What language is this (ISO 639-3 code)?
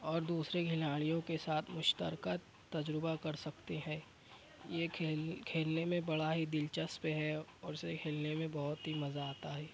urd